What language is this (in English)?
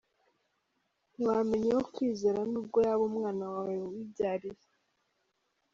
Kinyarwanda